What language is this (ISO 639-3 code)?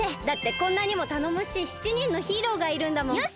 jpn